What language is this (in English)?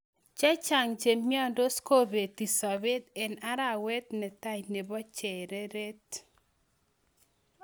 Kalenjin